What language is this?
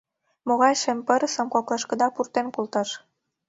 Mari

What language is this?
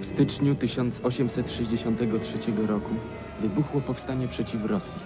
Polish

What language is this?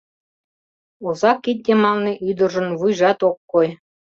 Mari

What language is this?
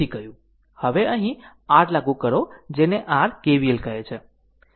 Gujarati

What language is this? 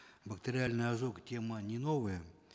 Kazakh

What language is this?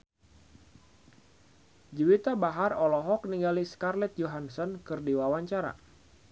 Sundanese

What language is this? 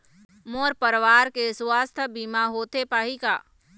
Chhattisgarhi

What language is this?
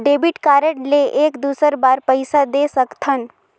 Chhattisgarhi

